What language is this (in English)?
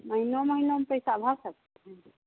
Hindi